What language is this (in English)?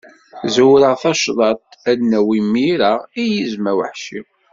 Kabyle